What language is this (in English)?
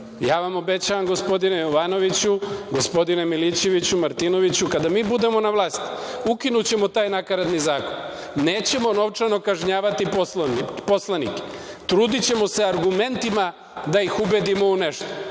Serbian